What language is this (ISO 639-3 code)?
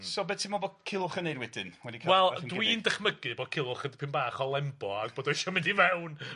cym